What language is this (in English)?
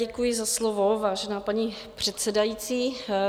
Czech